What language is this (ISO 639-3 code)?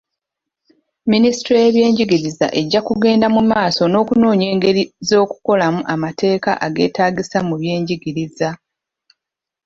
lug